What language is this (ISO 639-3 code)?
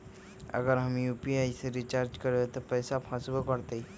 mag